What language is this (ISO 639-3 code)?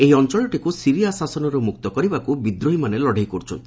ori